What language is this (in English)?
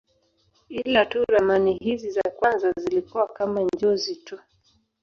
Swahili